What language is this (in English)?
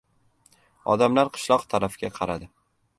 Uzbek